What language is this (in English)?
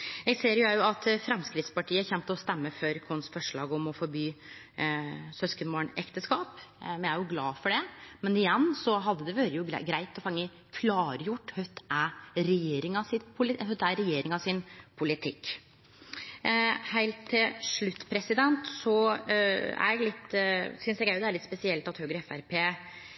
Norwegian Nynorsk